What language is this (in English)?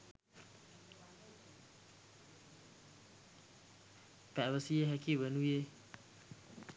Sinhala